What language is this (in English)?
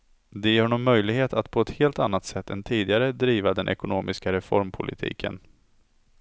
Swedish